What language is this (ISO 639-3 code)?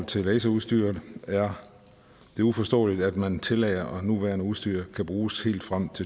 dan